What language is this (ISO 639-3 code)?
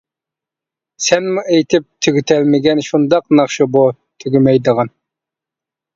uig